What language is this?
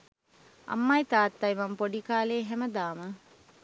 Sinhala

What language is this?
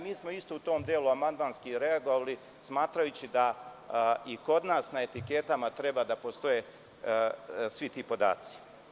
Serbian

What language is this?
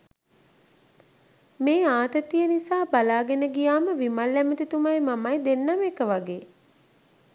Sinhala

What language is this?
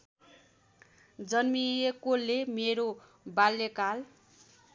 Nepali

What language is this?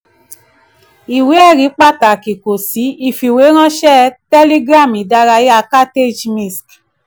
Yoruba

